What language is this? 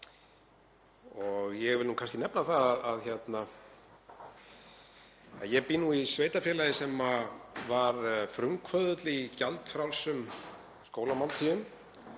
Icelandic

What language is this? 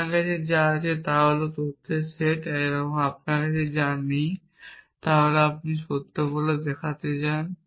Bangla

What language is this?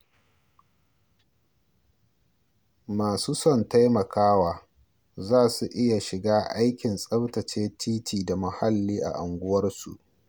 Hausa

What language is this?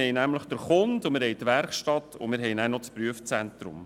Swiss German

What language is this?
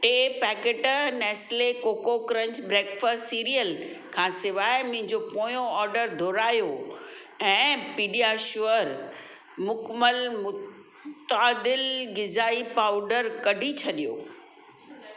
Sindhi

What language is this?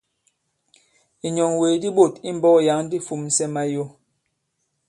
Bankon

